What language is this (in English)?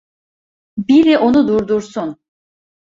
Turkish